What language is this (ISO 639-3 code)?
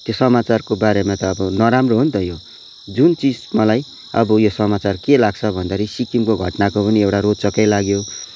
nep